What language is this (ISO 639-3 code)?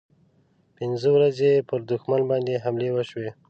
pus